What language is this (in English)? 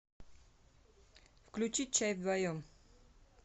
Russian